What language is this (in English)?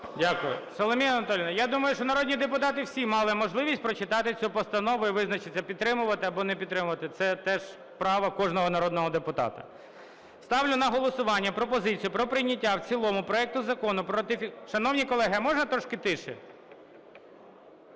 Ukrainian